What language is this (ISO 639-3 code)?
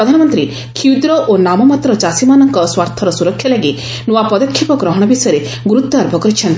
ori